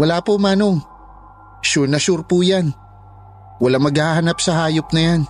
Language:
Filipino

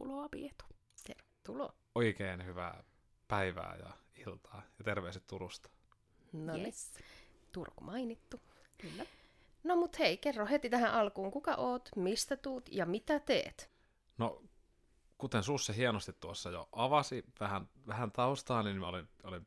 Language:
Finnish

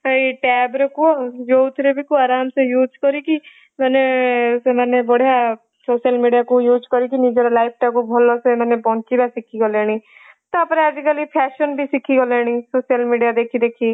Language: Odia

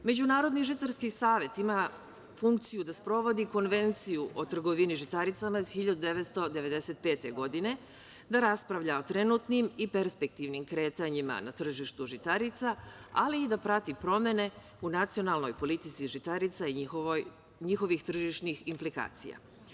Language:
Serbian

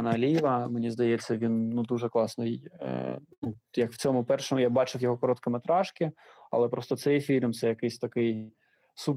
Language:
Ukrainian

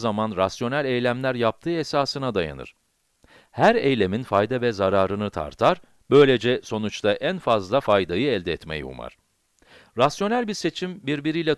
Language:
Turkish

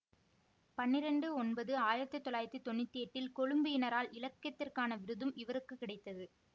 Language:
Tamil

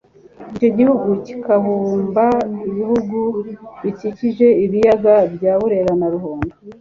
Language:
Kinyarwanda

